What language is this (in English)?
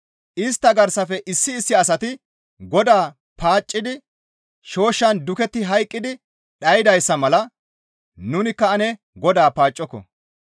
Gamo